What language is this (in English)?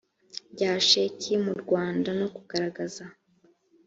Kinyarwanda